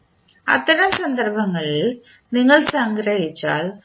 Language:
Malayalam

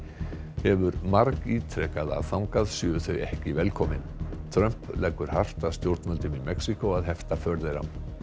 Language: Icelandic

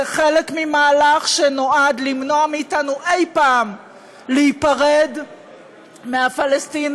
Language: Hebrew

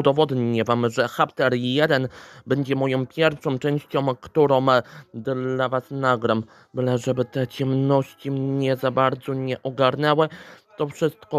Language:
Polish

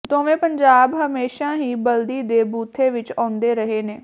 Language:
Punjabi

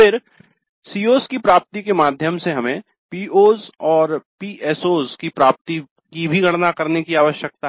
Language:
Hindi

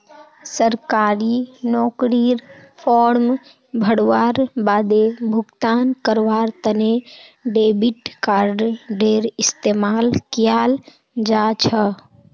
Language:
Magahi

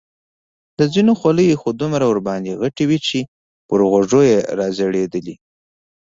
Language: Pashto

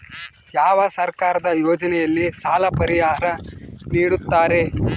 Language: Kannada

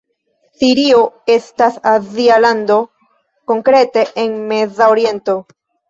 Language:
Esperanto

